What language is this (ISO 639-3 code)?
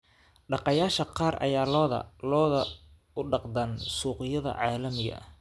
som